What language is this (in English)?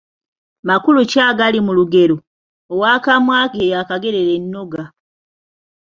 Ganda